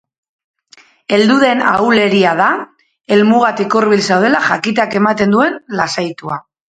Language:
Basque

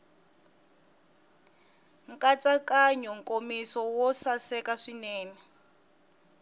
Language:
Tsonga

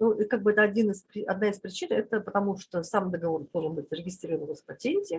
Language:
Russian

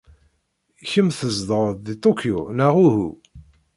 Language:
Kabyle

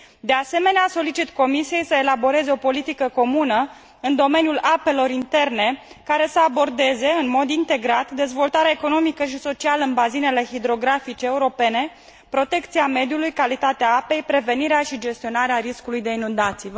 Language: Romanian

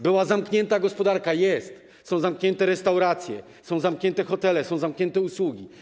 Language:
Polish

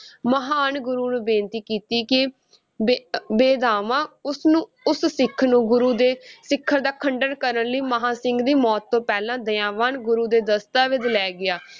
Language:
Punjabi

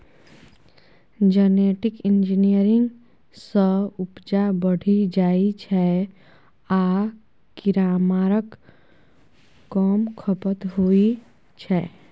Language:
Maithili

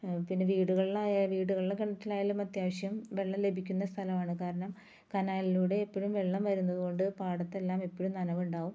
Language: Malayalam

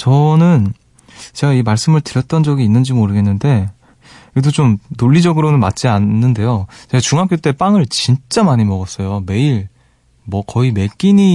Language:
Korean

